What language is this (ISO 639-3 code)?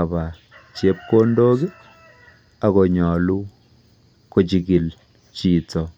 kln